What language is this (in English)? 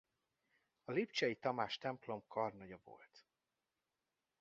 Hungarian